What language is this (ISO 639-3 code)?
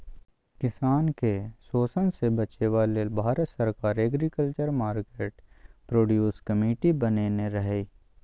mai